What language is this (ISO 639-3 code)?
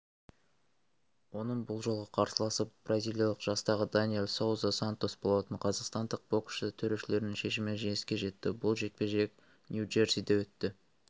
kaz